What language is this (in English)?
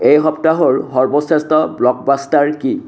Assamese